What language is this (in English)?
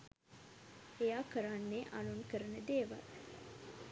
Sinhala